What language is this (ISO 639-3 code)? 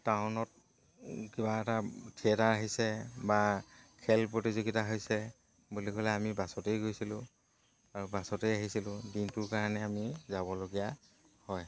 asm